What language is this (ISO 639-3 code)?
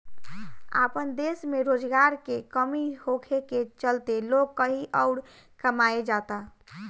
bho